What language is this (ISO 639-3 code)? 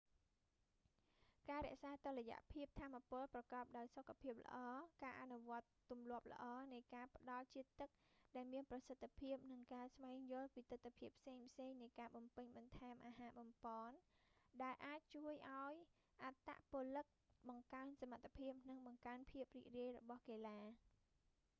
khm